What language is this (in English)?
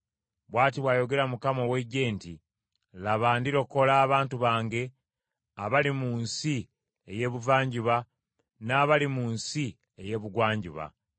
Ganda